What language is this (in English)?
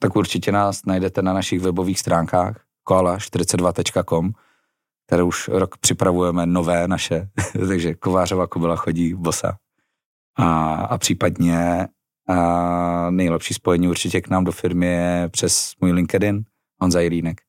Czech